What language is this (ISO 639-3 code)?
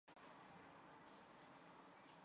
zho